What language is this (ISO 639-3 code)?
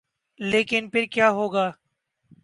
urd